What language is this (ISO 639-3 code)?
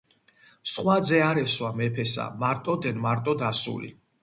kat